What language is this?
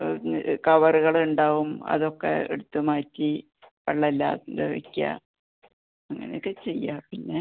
Malayalam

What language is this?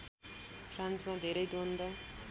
Nepali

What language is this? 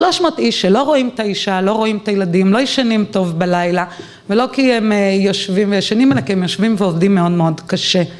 Hebrew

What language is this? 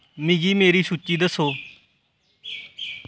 Dogri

